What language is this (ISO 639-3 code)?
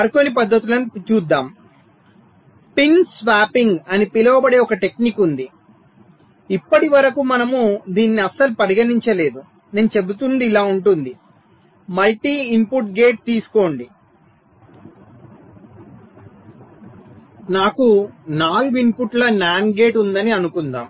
tel